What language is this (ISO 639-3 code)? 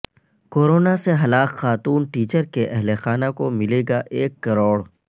urd